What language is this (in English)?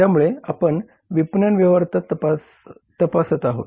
Marathi